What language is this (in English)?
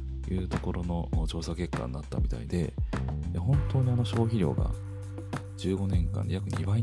Japanese